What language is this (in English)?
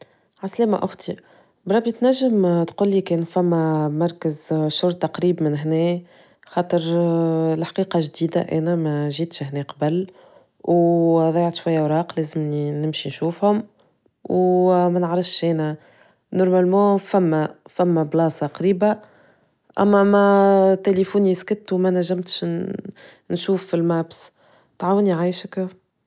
Tunisian Arabic